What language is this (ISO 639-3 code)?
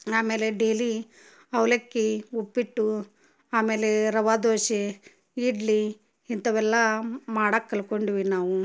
kan